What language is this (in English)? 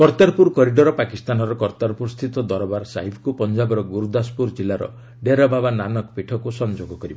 Odia